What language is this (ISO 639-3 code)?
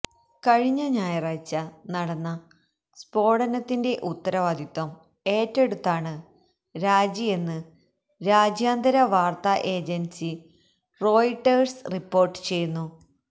mal